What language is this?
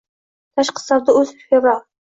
Uzbek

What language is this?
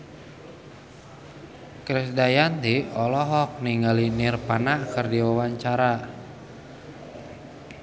Sundanese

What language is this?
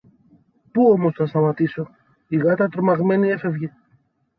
Greek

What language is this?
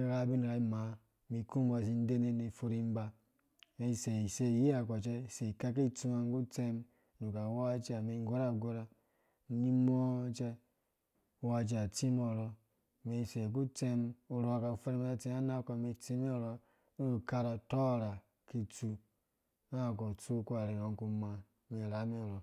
Dũya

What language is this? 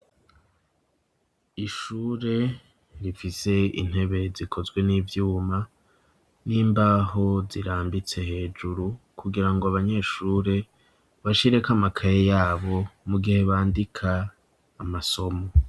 Rundi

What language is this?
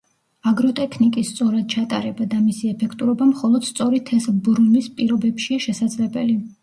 Georgian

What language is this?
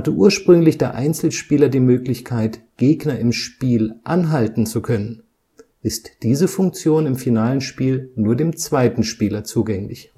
German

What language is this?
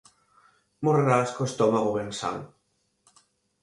Galician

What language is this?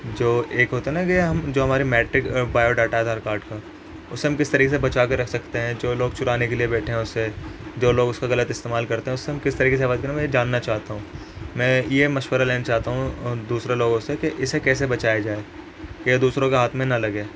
Urdu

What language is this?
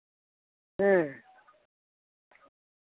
Santali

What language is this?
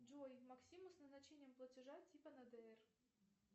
Russian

